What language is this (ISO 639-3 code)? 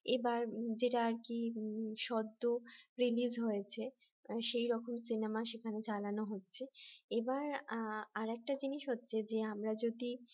ben